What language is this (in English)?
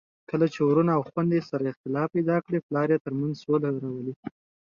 Pashto